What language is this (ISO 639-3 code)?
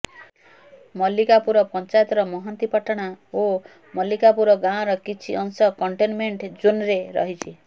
ori